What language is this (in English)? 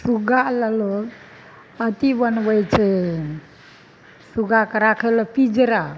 Maithili